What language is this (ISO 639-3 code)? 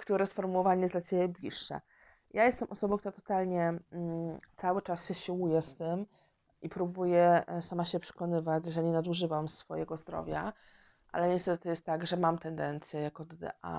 pol